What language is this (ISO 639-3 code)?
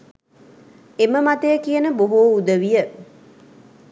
sin